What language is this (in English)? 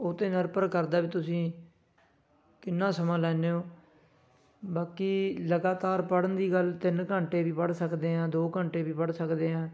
Punjabi